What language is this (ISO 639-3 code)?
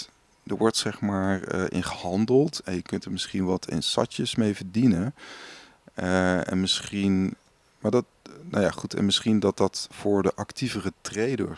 nld